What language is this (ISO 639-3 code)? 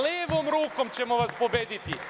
srp